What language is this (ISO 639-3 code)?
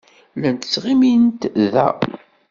kab